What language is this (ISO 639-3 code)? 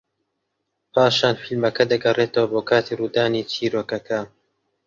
ckb